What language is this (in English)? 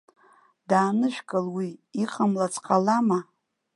Abkhazian